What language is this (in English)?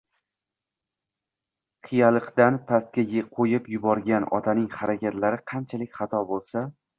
Uzbek